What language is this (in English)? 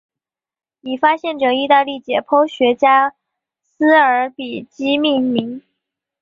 Chinese